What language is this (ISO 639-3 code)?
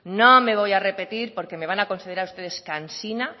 spa